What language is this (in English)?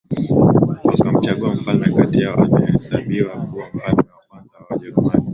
Swahili